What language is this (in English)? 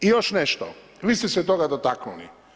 Croatian